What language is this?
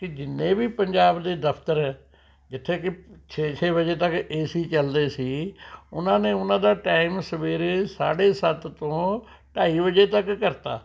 Punjabi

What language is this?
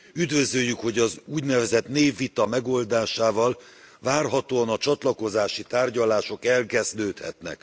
Hungarian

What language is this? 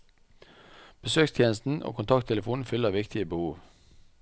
Norwegian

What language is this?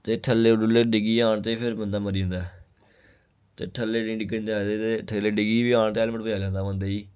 Dogri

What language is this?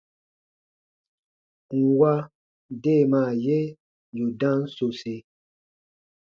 Baatonum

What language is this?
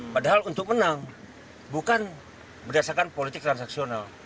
Indonesian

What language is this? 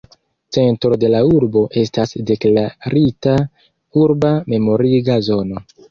Esperanto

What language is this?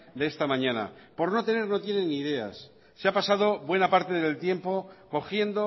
Spanish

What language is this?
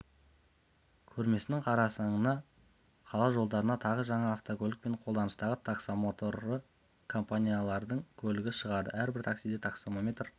Kazakh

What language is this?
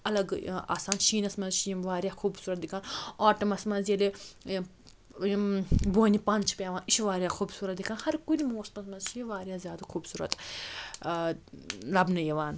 Kashmiri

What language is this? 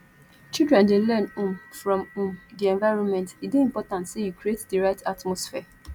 Nigerian Pidgin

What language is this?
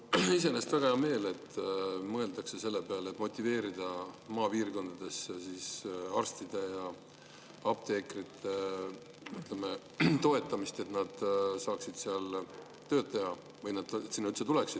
Estonian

